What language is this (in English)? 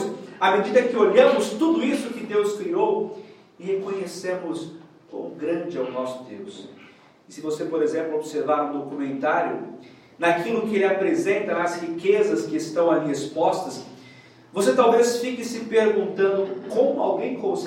Portuguese